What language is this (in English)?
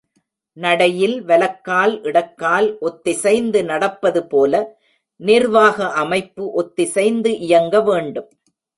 Tamil